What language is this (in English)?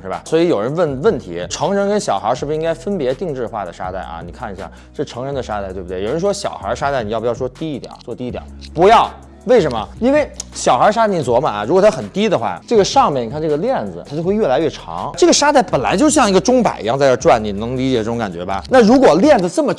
Chinese